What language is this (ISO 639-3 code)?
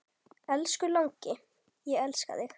isl